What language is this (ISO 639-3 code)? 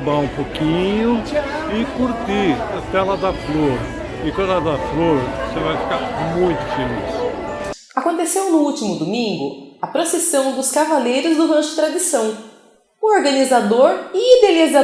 por